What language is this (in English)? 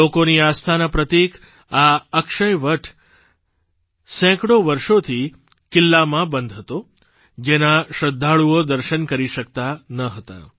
Gujarati